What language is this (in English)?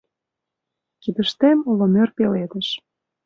Mari